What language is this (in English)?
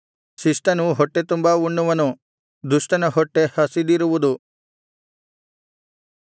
Kannada